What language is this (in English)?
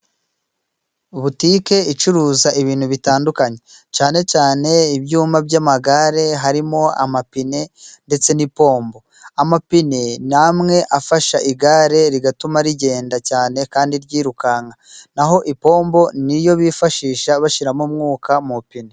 Kinyarwanda